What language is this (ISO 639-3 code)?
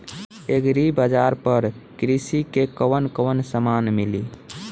bho